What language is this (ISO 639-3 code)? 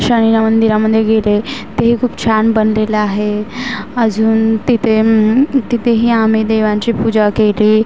mar